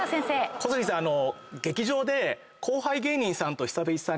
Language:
Japanese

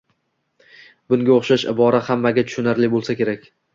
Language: Uzbek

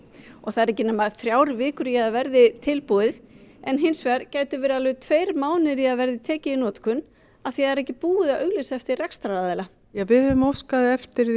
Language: Icelandic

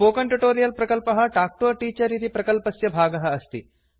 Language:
Sanskrit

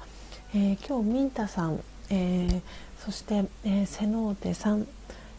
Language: Japanese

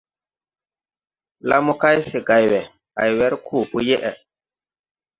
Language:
Tupuri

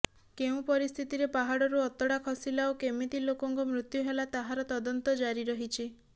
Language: Odia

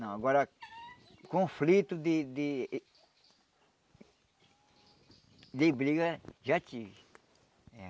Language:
Portuguese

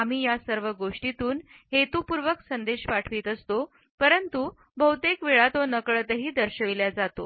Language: Marathi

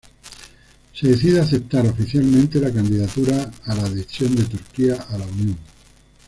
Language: Spanish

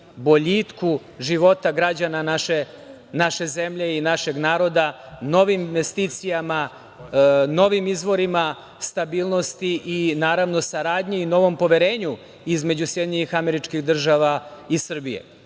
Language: Serbian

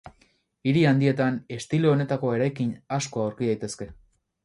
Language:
Basque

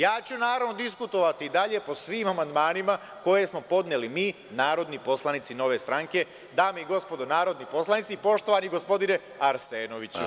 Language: Serbian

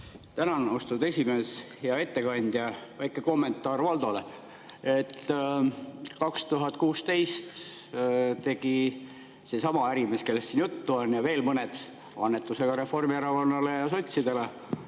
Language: Estonian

